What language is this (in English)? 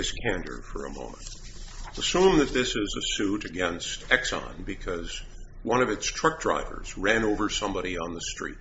English